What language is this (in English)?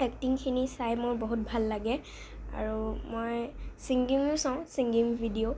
Assamese